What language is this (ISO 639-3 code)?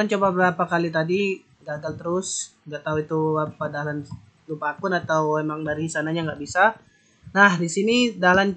ind